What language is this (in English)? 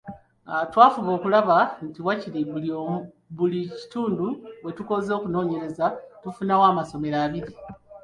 Ganda